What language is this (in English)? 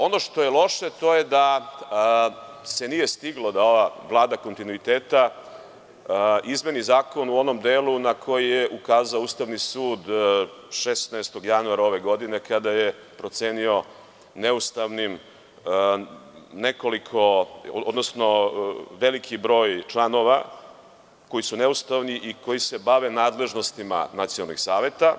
Serbian